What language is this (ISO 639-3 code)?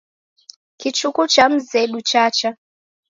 dav